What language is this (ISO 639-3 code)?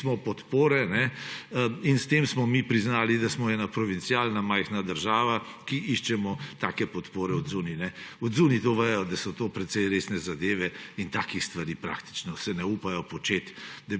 slv